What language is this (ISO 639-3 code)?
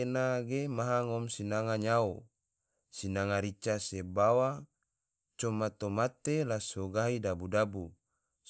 tvo